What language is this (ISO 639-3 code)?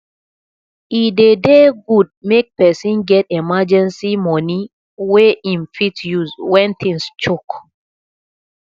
pcm